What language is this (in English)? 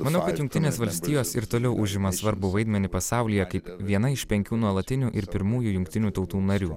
Lithuanian